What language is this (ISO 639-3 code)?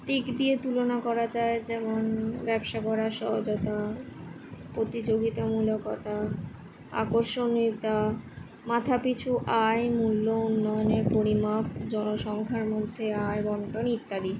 ben